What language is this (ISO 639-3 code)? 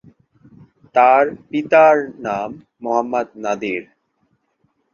ben